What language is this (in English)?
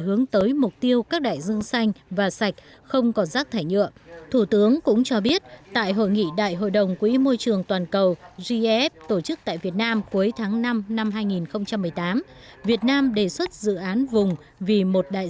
Vietnamese